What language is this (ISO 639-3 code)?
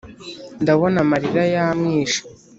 kin